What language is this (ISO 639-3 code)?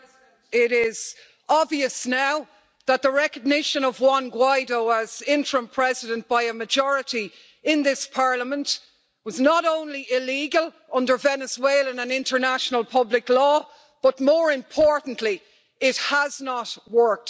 eng